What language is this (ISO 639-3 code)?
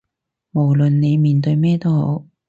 yue